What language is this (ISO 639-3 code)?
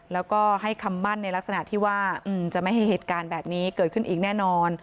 tha